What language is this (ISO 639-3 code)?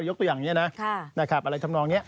tha